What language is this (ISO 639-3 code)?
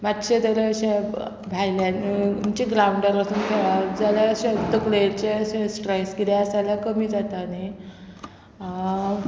kok